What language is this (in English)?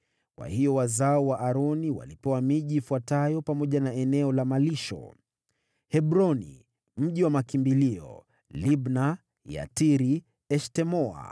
Swahili